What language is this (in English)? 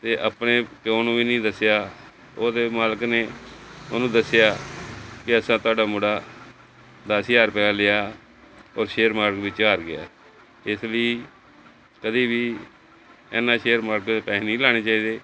Punjabi